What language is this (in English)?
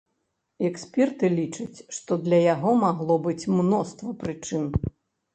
Belarusian